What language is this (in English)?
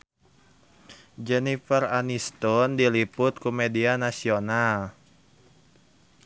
Sundanese